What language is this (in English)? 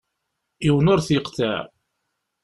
Kabyle